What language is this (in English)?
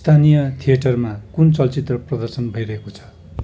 Nepali